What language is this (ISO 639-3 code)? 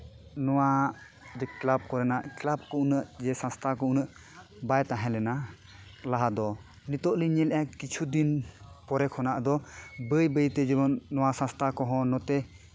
sat